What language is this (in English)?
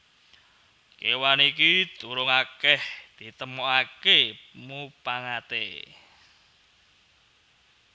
Javanese